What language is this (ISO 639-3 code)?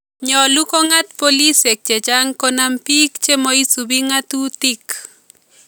kln